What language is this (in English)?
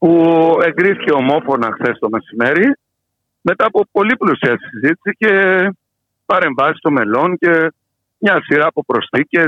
Greek